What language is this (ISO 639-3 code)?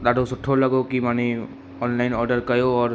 snd